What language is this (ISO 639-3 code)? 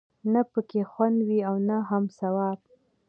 pus